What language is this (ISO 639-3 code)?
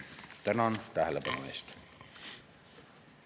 est